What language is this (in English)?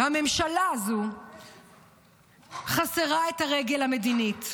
Hebrew